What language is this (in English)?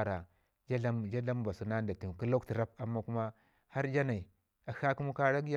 Ngizim